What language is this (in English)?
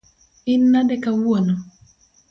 Luo (Kenya and Tanzania)